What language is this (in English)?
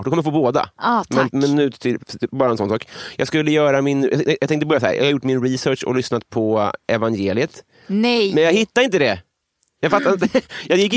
Swedish